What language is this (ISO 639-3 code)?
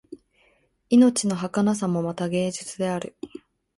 jpn